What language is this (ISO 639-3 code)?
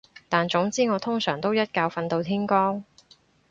yue